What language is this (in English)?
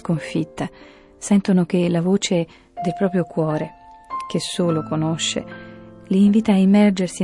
Italian